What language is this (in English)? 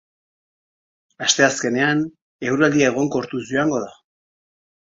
Basque